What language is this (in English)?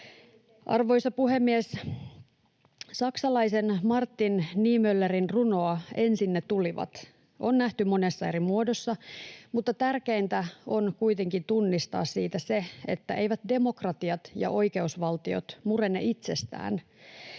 Finnish